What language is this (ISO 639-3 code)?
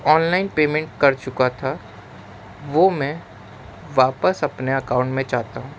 urd